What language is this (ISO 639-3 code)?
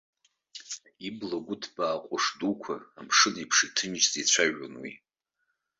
abk